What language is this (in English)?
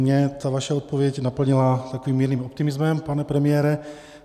Czech